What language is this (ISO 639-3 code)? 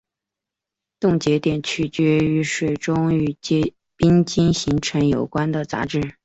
zho